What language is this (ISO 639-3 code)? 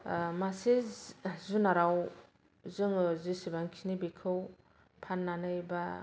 brx